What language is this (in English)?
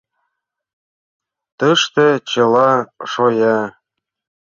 Mari